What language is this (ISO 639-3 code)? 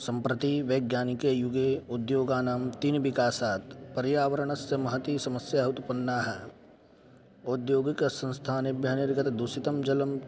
san